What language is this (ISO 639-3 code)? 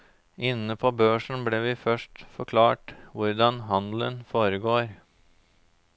nor